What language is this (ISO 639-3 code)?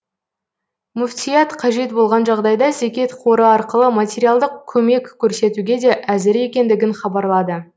kaz